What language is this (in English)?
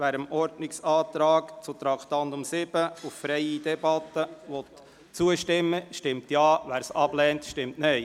Swiss German